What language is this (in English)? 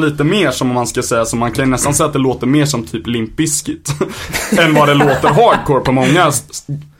Swedish